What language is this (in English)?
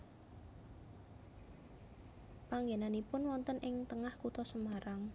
Javanese